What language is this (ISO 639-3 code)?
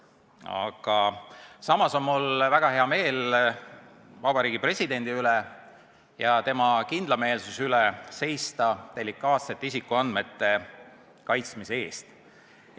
est